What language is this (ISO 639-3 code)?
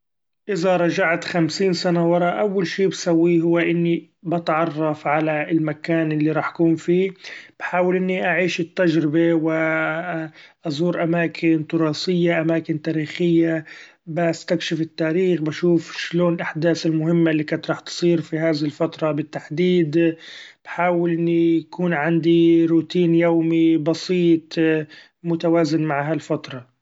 afb